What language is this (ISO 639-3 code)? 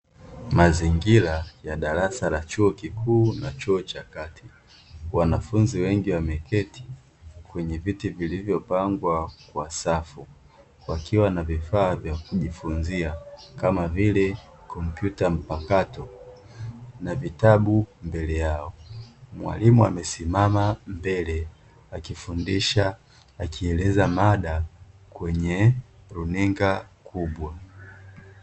swa